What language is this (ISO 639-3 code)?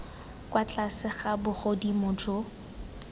tsn